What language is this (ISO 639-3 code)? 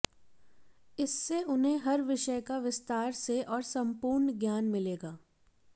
hin